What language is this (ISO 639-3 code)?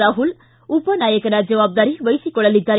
kan